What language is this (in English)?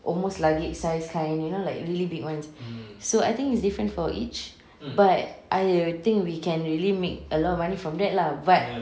English